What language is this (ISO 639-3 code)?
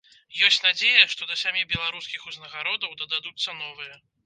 bel